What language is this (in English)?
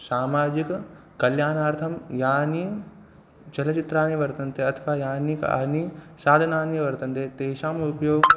Sanskrit